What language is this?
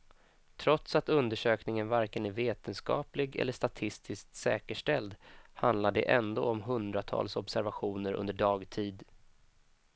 Swedish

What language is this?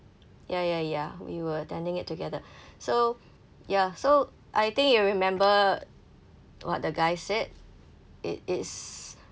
English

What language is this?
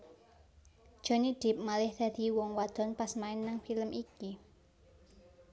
Javanese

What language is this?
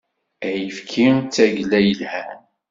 Kabyle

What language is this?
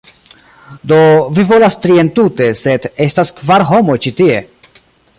Esperanto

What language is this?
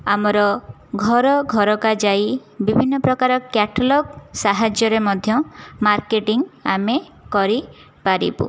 Odia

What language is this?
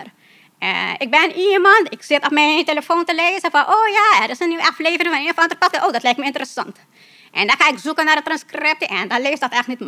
Dutch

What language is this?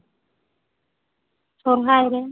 Santali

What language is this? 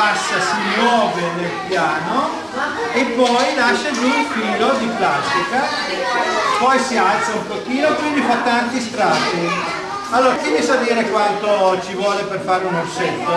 Italian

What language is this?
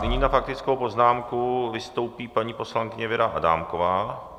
Czech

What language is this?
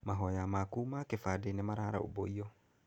Kikuyu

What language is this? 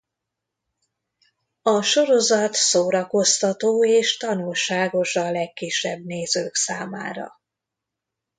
Hungarian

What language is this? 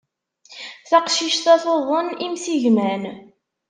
Kabyle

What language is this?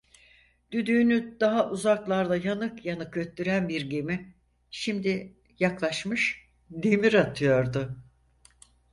Turkish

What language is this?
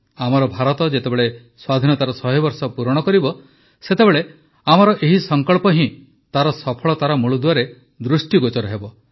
Odia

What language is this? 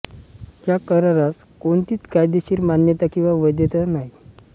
Marathi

